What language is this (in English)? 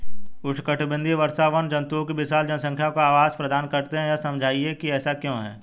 Hindi